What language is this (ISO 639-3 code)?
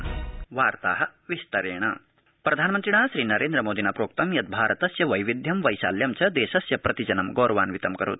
san